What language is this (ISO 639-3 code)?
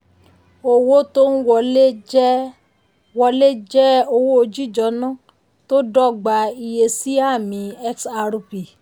yor